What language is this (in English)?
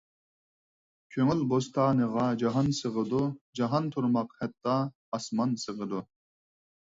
Uyghur